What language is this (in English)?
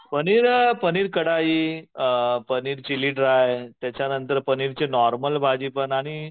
Marathi